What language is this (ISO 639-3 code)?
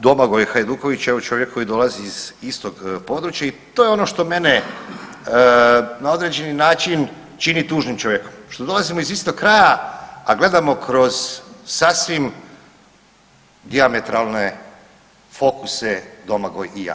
hrv